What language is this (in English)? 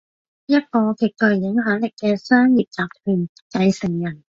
Cantonese